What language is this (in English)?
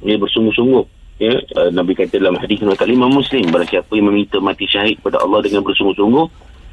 Malay